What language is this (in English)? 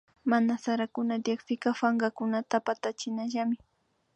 Imbabura Highland Quichua